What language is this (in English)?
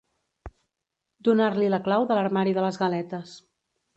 Catalan